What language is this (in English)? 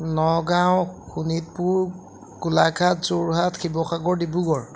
Assamese